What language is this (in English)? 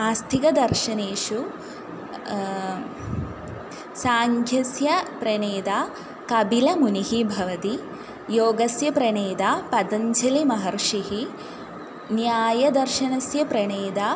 Sanskrit